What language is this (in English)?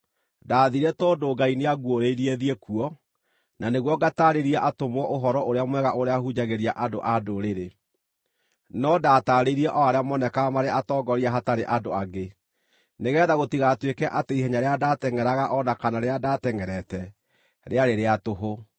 Kikuyu